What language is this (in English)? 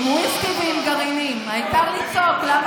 Hebrew